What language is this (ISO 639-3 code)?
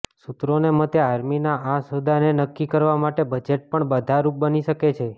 guj